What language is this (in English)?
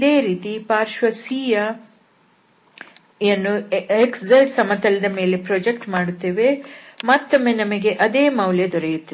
Kannada